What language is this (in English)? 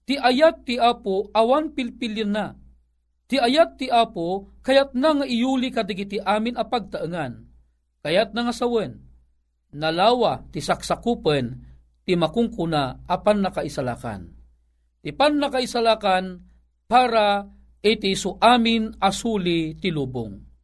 Filipino